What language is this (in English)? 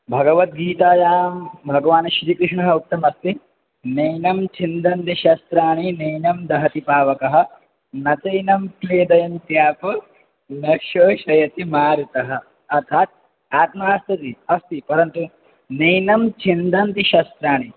Sanskrit